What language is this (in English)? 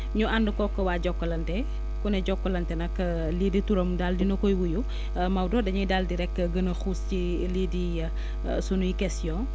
Wolof